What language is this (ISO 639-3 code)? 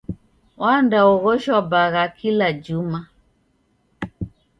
dav